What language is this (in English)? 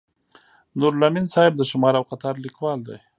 Pashto